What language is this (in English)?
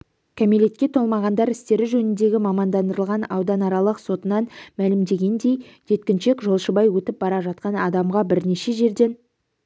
Kazakh